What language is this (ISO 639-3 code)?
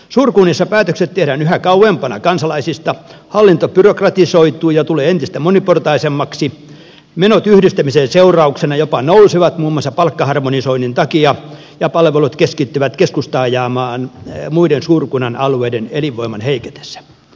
fin